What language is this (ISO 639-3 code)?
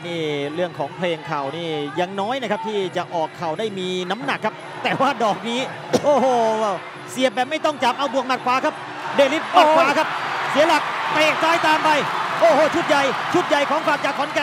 tha